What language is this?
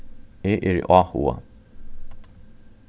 Faroese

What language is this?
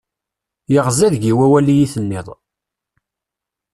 Kabyle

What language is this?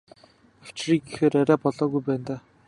Mongolian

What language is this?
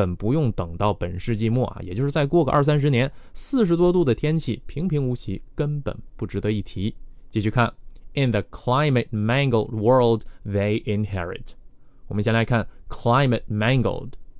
Chinese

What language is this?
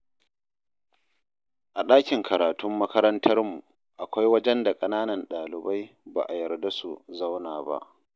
Hausa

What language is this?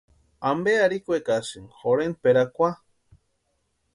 Western Highland Purepecha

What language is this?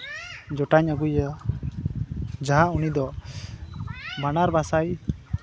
Santali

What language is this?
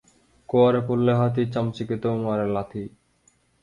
Bangla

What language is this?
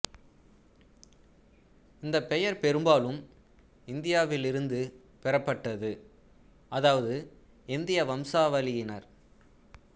Tamil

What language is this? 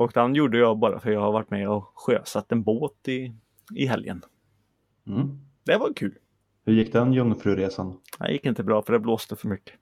Swedish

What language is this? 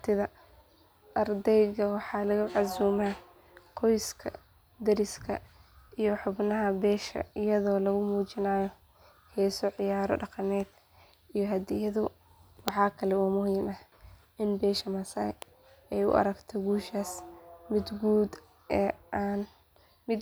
Somali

